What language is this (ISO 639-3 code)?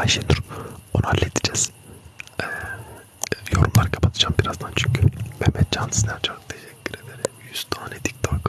tur